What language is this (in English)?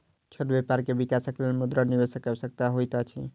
Maithili